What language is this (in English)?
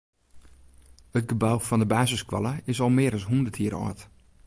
Western Frisian